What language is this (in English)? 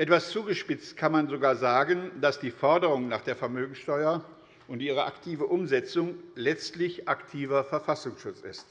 German